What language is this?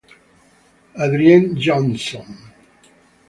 Italian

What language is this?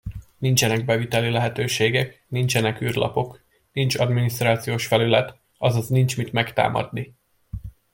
Hungarian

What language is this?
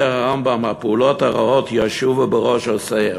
Hebrew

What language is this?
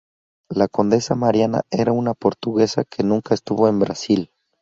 Spanish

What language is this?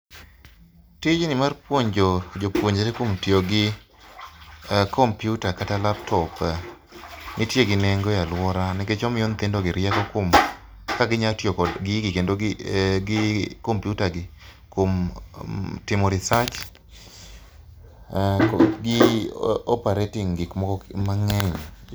Luo (Kenya and Tanzania)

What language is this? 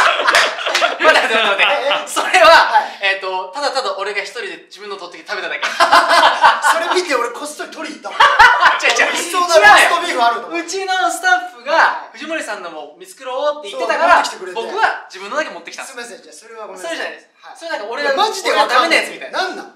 Japanese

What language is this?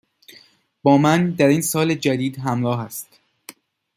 Persian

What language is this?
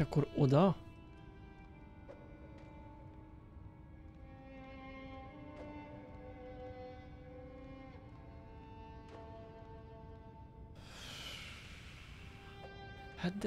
Hungarian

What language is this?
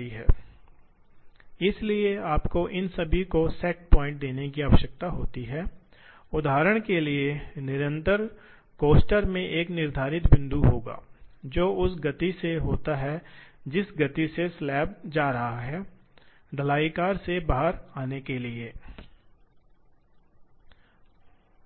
Hindi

